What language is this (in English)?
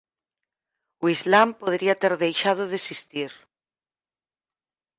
Galician